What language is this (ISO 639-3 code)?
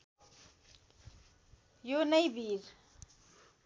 nep